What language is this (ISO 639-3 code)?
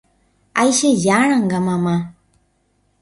grn